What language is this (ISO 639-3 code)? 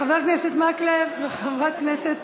heb